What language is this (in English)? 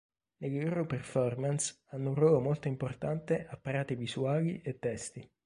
Italian